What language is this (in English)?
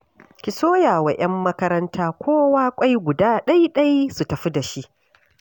Hausa